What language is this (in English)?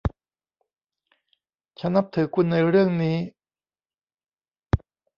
Thai